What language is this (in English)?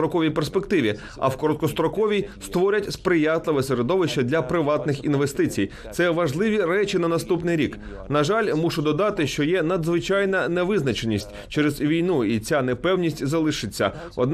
Ukrainian